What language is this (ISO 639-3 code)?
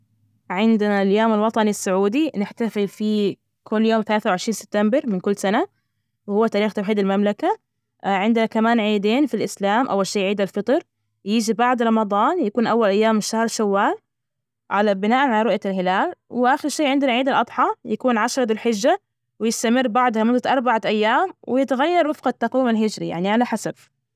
ars